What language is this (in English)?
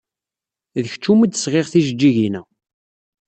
Kabyle